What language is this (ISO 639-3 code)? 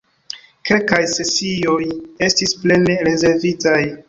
epo